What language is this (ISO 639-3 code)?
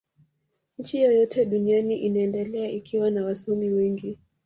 swa